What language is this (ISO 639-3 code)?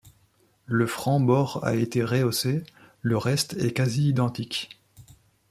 fra